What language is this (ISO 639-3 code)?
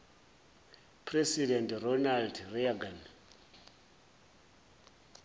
zul